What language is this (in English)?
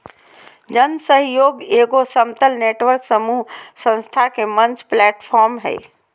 Magahi